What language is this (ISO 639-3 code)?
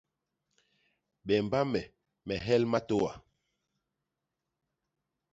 bas